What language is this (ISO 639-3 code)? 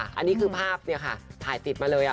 tha